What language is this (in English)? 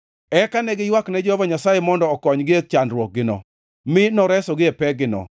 Luo (Kenya and Tanzania)